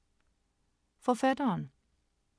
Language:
Danish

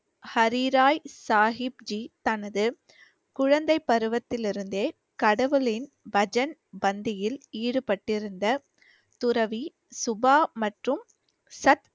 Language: Tamil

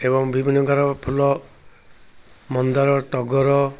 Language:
Odia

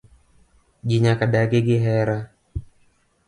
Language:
Luo (Kenya and Tanzania)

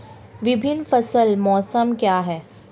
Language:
Hindi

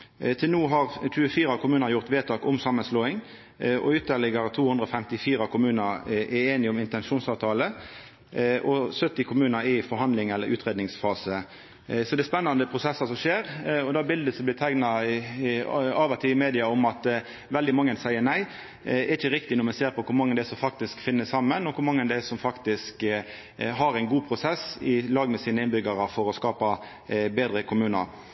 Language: Norwegian Nynorsk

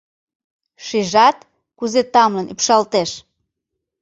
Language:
Mari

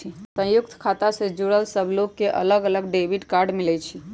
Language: Magahi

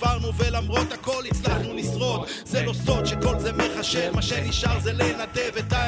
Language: Hebrew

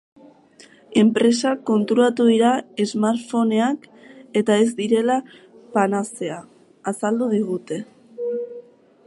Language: Basque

